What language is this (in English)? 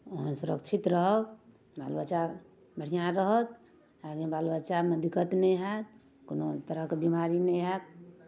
Maithili